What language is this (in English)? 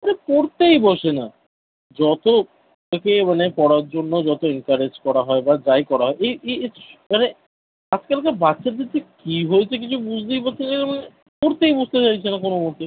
Bangla